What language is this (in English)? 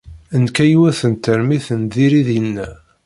Kabyle